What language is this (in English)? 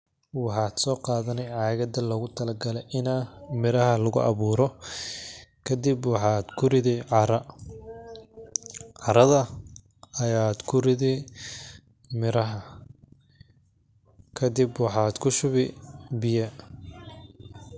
Somali